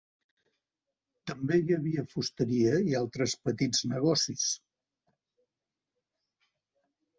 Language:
Catalan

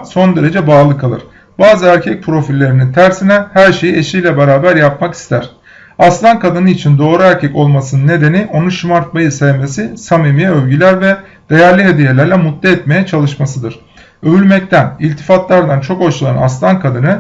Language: Turkish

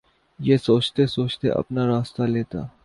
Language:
Urdu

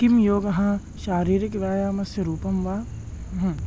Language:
Sanskrit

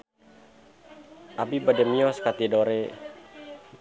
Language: Sundanese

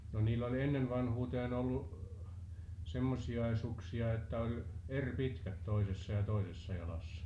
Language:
Finnish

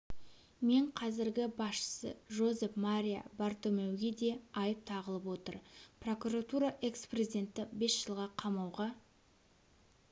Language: Kazakh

